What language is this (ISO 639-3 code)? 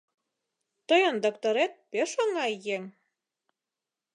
chm